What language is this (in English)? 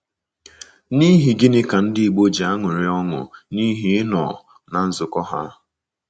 Igbo